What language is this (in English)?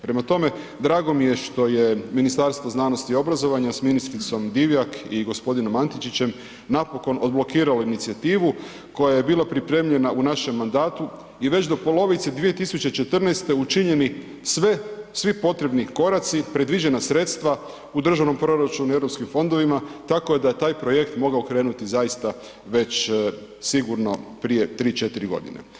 Croatian